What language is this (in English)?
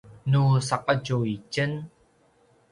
Paiwan